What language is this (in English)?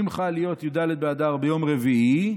Hebrew